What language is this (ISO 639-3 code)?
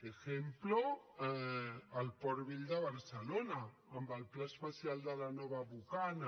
cat